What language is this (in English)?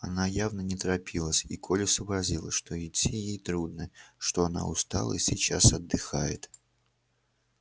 Russian